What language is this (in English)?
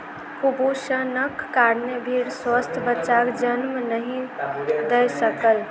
Maithili